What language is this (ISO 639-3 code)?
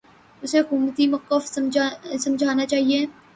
urd